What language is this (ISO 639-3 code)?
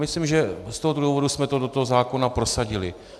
ces